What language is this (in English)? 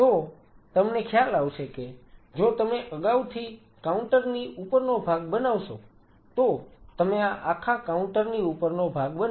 Gujarati